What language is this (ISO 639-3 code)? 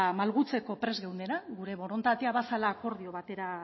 eus